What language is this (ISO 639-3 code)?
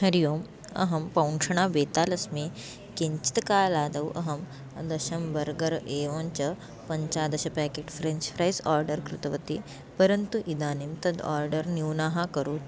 san